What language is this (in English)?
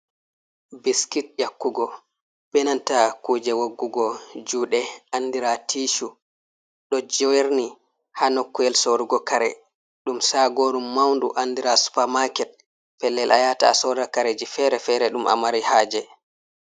Fula